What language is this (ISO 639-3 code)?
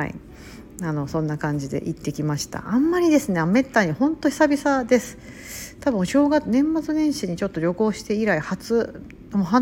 jpn